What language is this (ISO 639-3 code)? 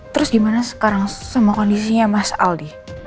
ind